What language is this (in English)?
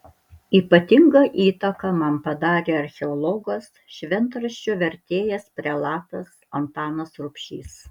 Lithuanian